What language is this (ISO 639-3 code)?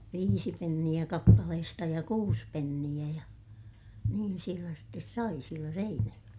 fin